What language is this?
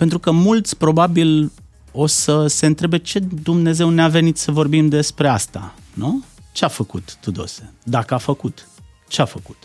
Romanian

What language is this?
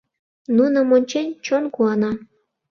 Mari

